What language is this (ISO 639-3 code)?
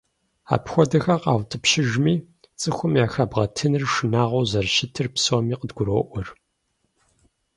kbd